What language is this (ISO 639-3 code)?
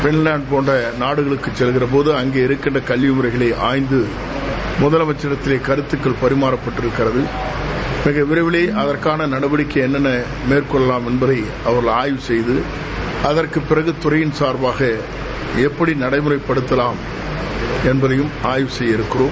tam